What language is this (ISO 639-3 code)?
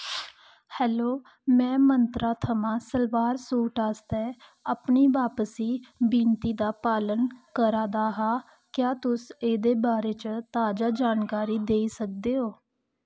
doi